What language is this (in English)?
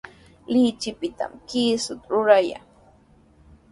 Sihuas Ancash Quechua